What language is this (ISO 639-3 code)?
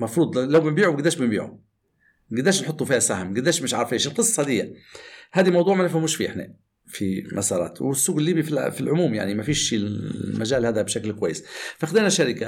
ara